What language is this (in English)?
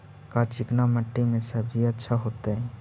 Magahi